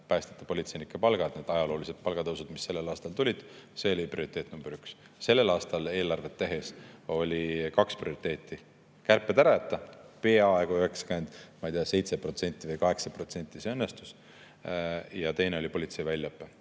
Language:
Estonian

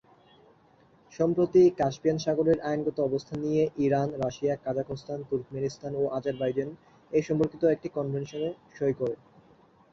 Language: Bangla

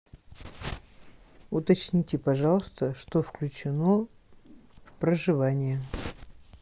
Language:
Russian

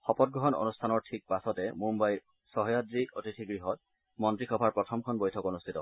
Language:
Assamese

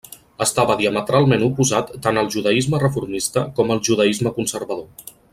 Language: Catalan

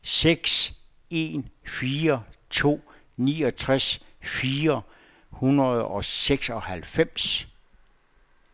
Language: Danish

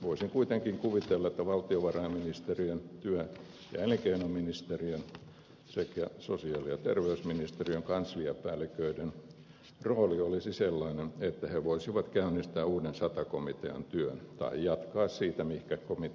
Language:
Finnish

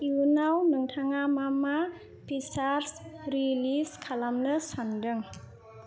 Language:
Bodo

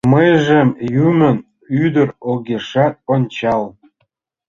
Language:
Mari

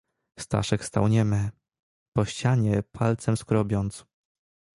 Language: Polish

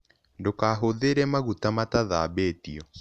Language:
Kikuyu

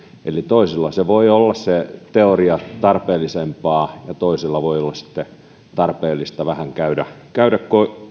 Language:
Finnish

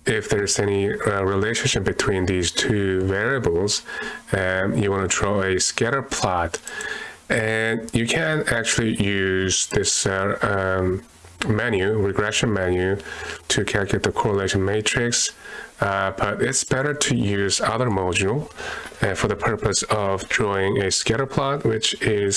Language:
English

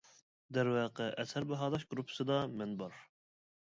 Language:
Uyghur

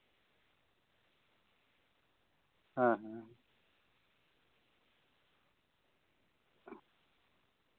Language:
Santali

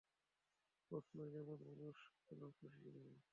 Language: Bangla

